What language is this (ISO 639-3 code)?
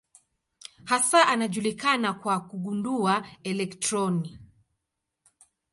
swa